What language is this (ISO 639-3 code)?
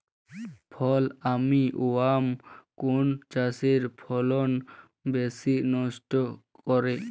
ben